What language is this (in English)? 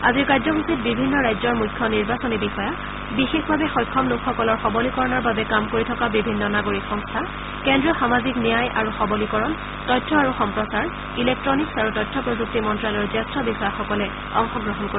Assamese